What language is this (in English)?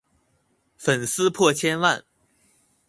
Chinese